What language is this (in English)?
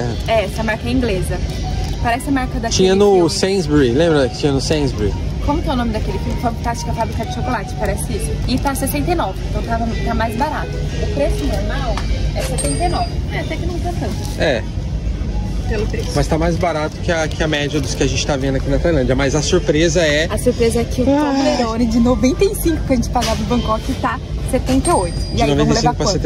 Portuguese